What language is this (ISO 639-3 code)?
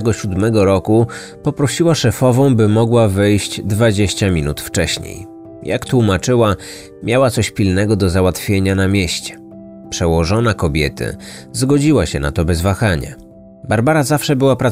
pol